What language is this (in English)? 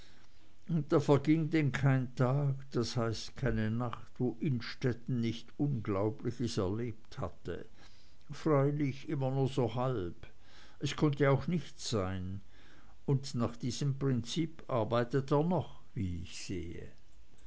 German